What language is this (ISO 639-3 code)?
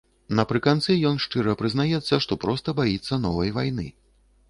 bel